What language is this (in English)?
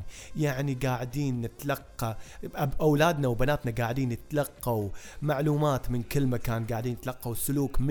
Arabic